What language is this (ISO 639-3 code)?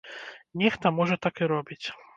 bel